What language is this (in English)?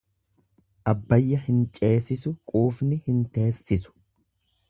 Oromo